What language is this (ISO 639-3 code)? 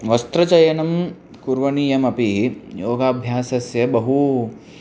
san